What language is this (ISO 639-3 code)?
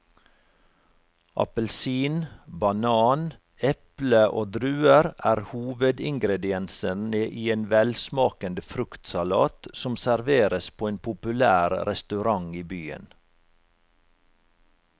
nor